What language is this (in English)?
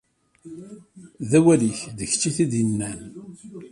Kabyle